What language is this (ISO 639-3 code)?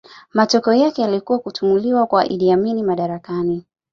swa